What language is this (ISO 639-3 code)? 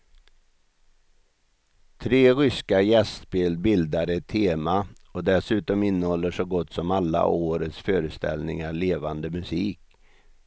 swe